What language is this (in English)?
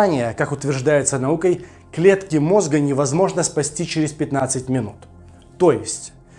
Russian